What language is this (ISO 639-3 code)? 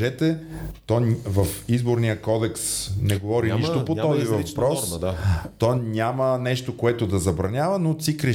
bul